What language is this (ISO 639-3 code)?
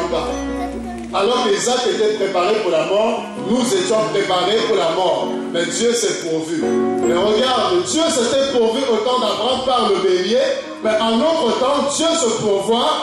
fra